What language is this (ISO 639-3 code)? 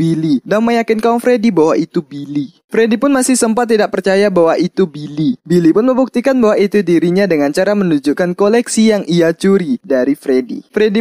ind